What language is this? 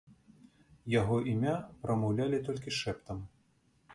Belarusian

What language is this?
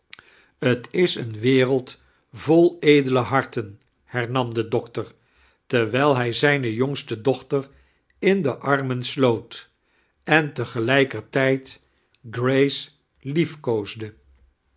Dutch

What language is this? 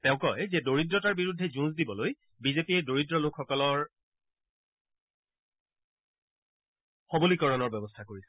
Assamese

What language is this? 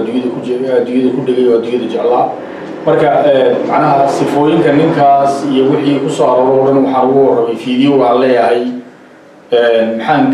Arabic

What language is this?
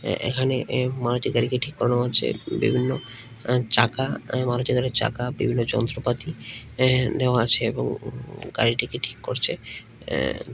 Bangla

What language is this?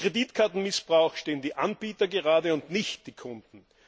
German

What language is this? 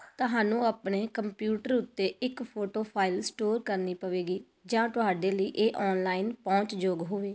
Punjabi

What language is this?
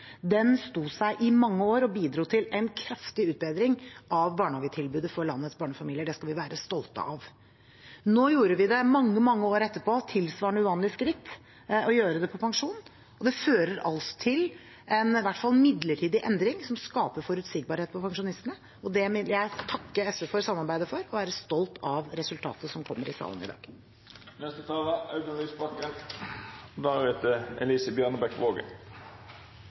Norwegian Bokmål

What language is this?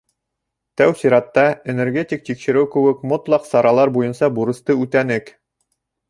Bashkir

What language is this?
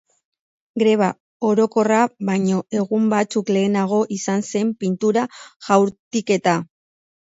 Basque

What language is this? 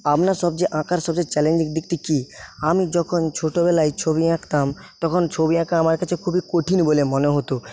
Bangla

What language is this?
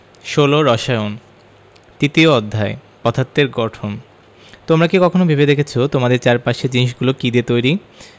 Bangla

